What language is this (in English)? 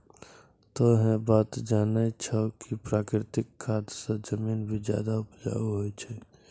Maithili